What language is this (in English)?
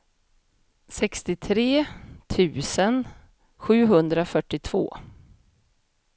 Swedish